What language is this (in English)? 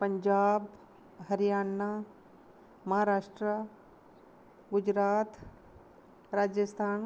Dogri